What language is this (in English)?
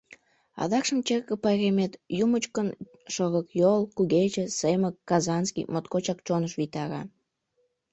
Mari